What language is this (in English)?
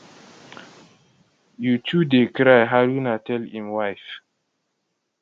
Nigerian Pidgin